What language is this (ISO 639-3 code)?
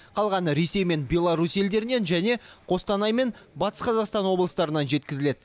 kaz